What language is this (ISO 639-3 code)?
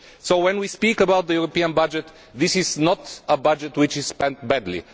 eng